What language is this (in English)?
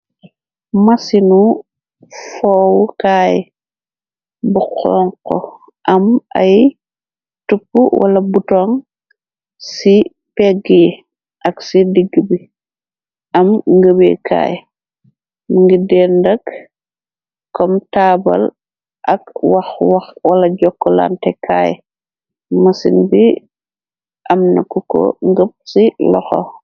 Wolof